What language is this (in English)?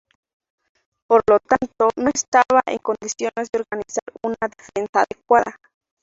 Spanish